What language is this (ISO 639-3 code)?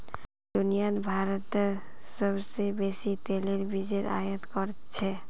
mag